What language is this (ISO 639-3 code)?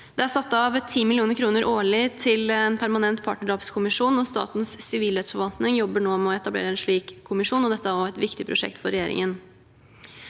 nor